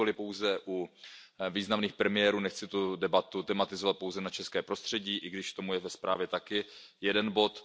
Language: Czech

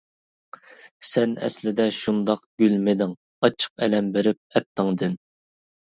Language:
Uyghur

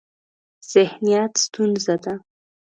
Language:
Pashto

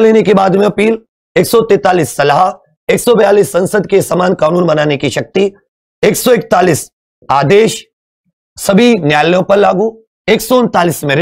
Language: Hindi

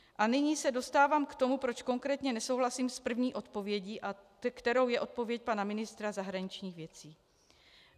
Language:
Czech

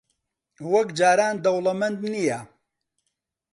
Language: Central Kurdish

